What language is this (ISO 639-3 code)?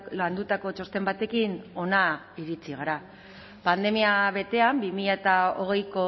eus